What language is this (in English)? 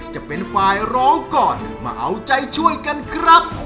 Thai